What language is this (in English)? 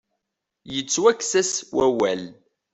Kabyle